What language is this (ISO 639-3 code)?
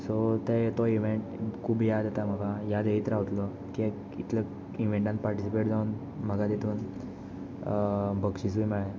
kok